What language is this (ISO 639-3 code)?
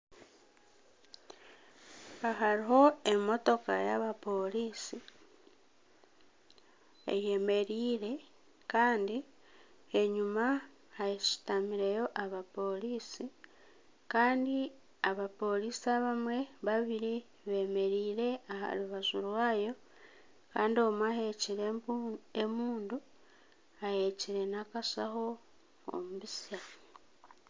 nyn